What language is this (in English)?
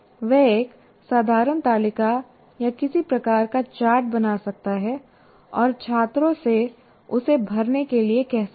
Hindi